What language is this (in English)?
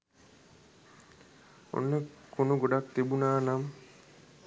Sinhala